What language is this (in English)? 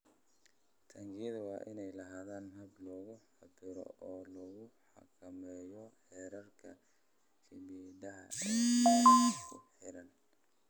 Somali